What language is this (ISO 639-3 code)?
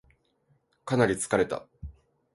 jpn